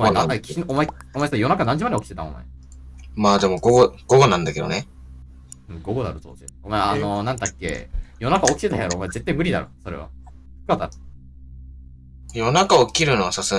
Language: Japanese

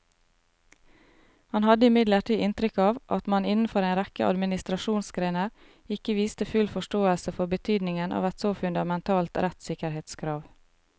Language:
Norwegian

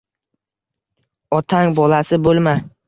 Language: Uzbek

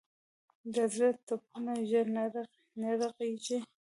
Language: Pashto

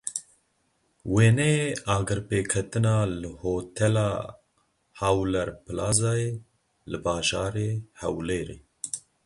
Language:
Kurdish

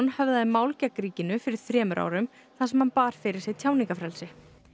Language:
Icelandic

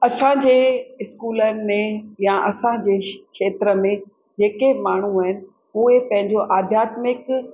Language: Sindhi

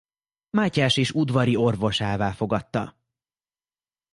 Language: Hungarian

